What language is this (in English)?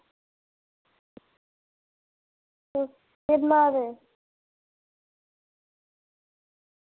Dogri